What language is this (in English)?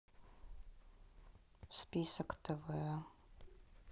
Russian